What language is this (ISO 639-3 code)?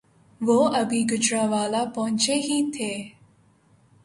urd